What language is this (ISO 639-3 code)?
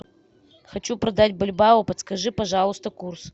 rus